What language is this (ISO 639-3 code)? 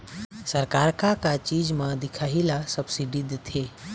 hne